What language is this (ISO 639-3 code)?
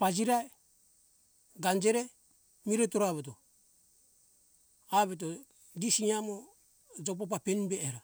hkk